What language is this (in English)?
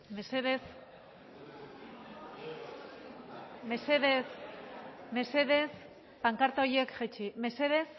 Basque